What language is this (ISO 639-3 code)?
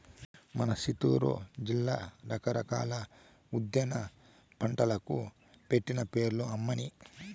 tel